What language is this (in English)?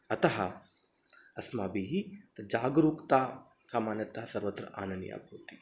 Sanskrit